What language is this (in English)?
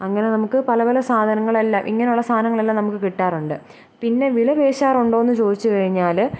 Malayalam